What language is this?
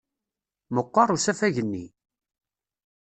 Kabyle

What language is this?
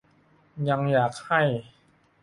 Thai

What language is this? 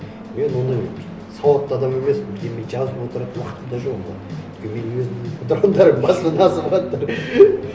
Kazakh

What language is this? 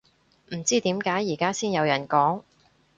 Cantonese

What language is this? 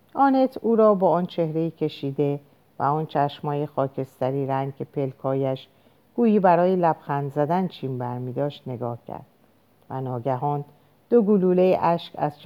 Persian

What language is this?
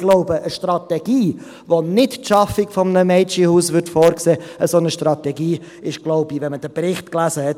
Swiss German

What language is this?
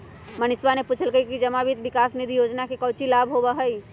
Magahi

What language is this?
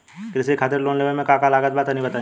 Bhojpuri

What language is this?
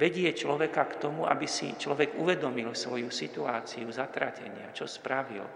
Slovak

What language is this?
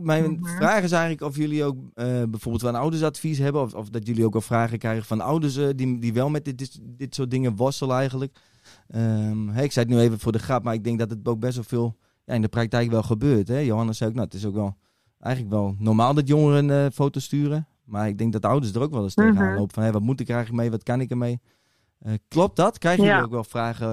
Dutch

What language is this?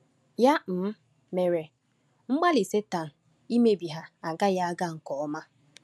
Igbo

